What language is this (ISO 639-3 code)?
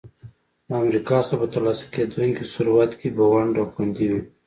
pus